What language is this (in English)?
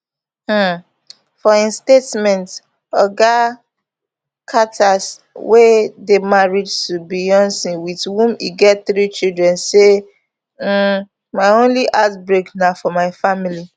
Nigerian Pidgin